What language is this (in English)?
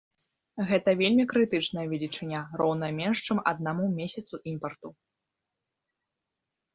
Belarusian